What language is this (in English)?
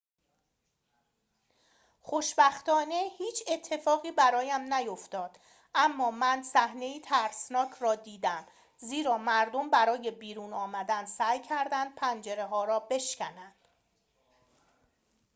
Persian